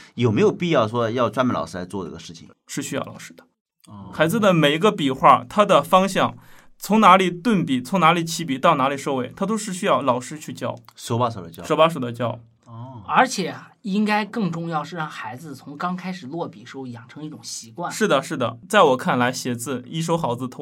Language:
Chinese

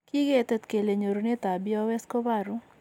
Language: Kalenjin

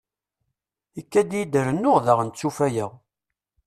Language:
Kabyle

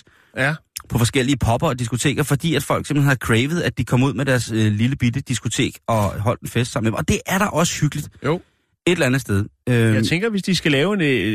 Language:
Danish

